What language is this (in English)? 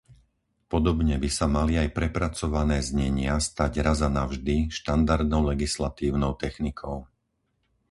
Slovak